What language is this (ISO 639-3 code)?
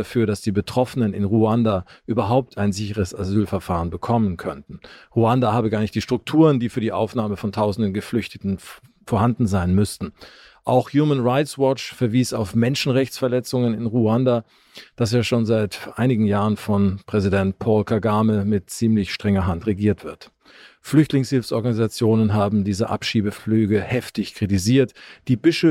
deu